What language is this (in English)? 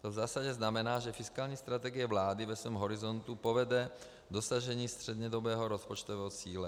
Czech